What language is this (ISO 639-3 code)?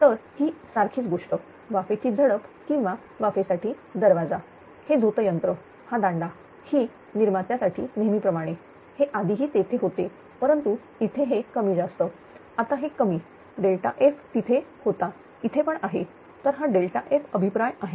mar